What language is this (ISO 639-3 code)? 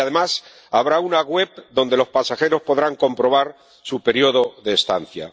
spa